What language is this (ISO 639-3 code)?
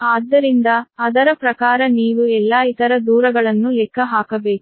kan